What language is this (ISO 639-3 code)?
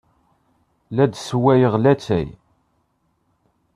kab